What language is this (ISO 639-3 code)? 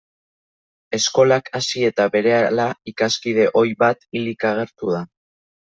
eus